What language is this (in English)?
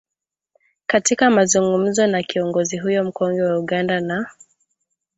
Swahili